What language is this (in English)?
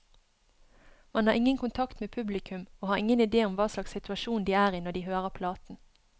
Norwegian